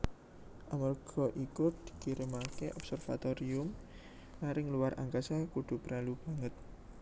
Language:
Javanese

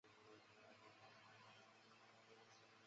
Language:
Chinese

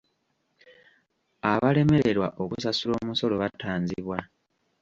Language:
Ganda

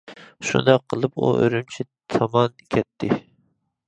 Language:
Uyghur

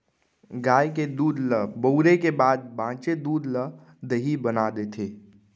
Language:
Chhattisgarhi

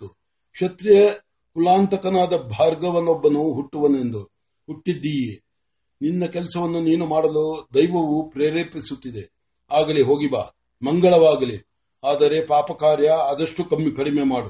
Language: Marathi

